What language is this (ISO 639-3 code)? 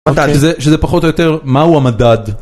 heb